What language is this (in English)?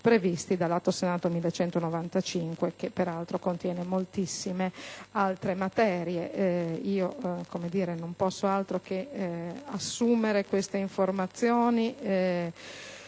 Italian